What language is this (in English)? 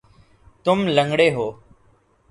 Urdu